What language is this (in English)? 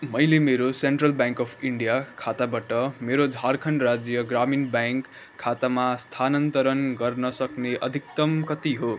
Nepali